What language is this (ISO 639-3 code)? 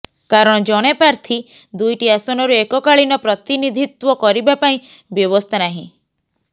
ori